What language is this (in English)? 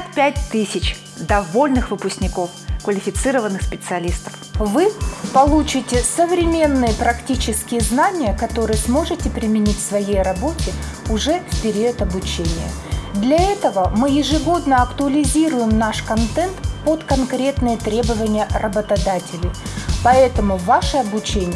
Russian